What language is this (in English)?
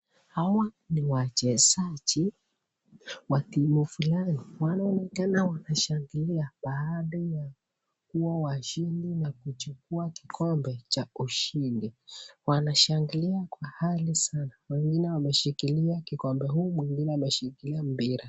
Swahili